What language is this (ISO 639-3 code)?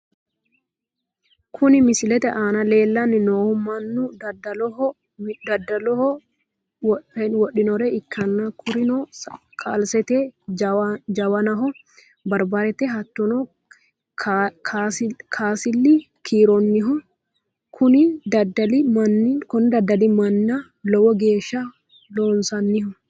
sid